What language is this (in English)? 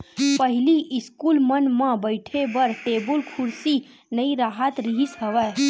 Chhattisgarhi